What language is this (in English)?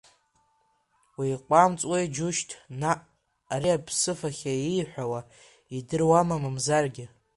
Abkhazian